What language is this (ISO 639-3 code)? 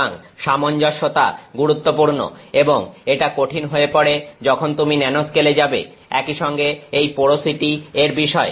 ben